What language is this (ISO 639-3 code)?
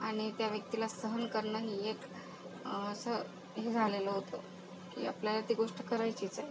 mar